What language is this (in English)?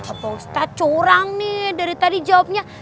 Indonesian